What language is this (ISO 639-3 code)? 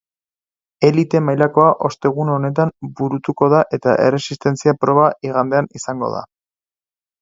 eus